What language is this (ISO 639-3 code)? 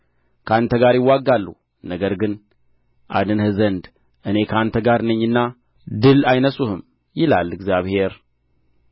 amh